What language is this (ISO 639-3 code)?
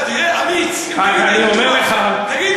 heb